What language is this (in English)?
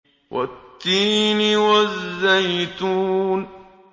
Arabic